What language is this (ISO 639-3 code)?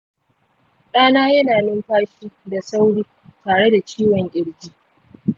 hau